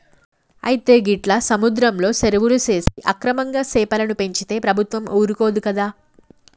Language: Telugu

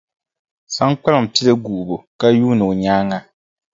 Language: Dagbani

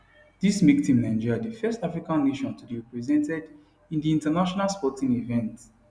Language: Nigerian Pidgin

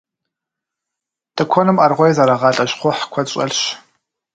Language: Kabardian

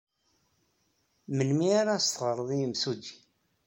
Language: Kabyle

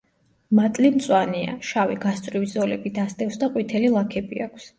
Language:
Georgian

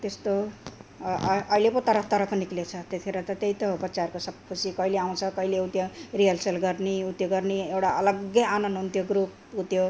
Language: Nepali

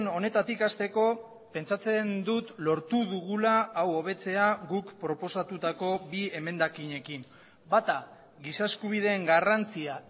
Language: Basque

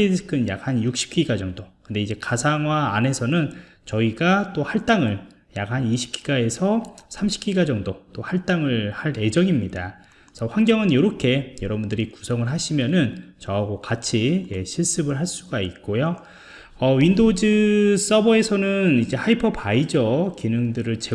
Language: Korean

